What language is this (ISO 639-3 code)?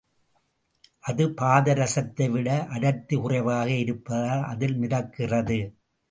tam